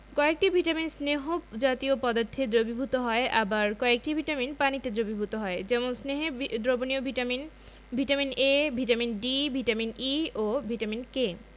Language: Bangla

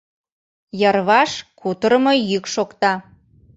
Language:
Mari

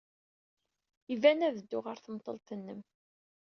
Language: Kabyle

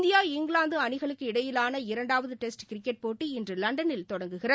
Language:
Tamil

